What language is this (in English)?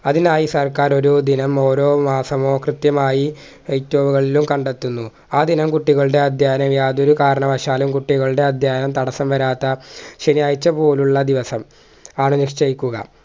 Malayalam